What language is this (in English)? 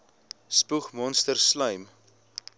Afrikaans